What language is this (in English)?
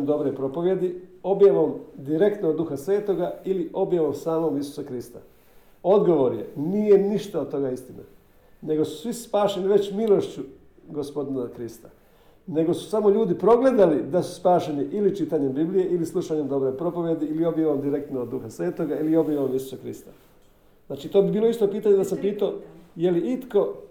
Croatian